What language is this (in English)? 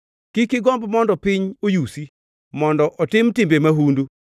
Luo (Kenya and Tanzania)